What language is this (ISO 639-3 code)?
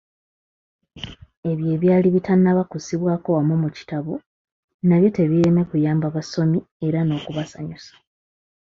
lug